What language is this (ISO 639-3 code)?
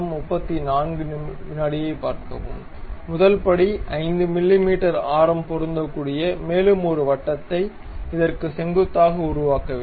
tam